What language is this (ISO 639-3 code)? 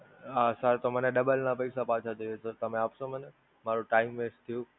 guj